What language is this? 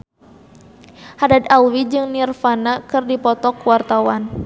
Sundanese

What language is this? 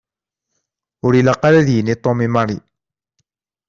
Kabyle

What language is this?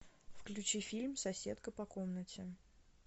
Russian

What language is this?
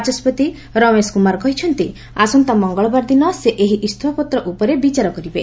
Odia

